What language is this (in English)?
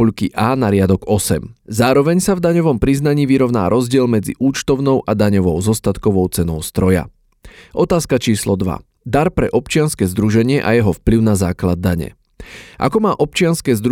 Slovak